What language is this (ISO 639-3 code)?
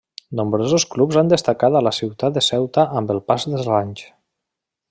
cat